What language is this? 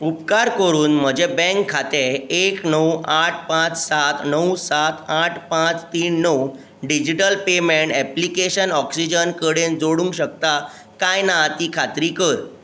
Konkani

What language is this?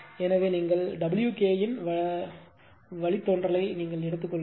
Tamil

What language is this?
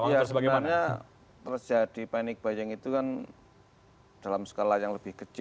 Indonesian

